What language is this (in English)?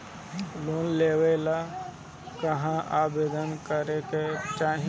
Bhojpuri